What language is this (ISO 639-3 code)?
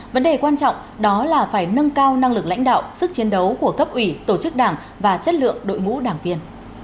vie